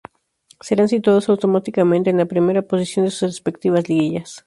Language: Spanish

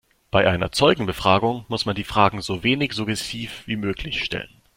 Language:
German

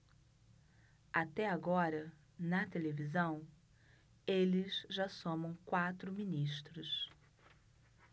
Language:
Portuguese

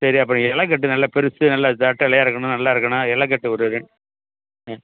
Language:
Tamil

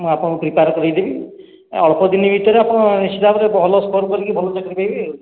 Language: Odia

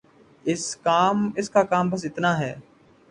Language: Urdu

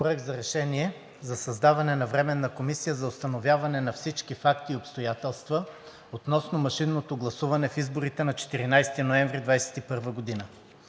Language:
Bulgarian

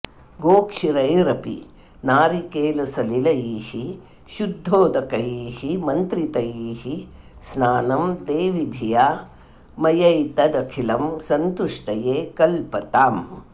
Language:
Sanskrit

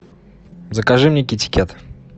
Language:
Russian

